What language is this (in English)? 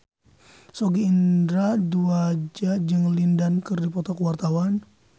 Sundanese